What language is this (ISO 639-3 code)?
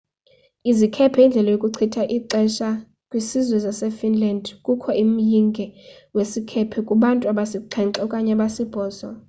xho